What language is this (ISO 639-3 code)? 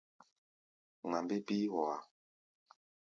gba